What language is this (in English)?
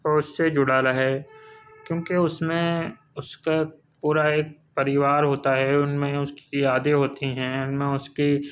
Urdu